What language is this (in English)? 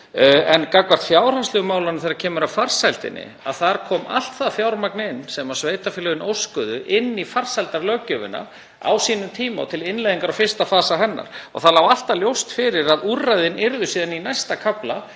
Icelandic